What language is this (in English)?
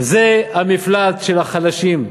Hebrew